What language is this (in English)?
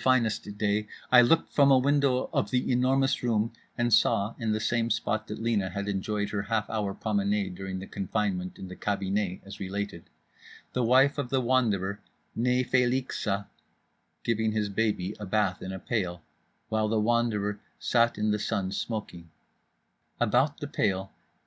English